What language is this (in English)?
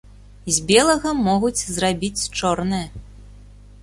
Belarusian